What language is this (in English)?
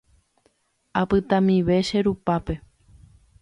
Guarani